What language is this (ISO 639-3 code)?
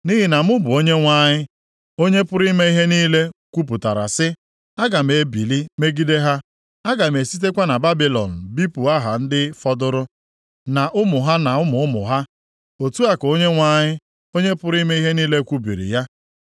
ibo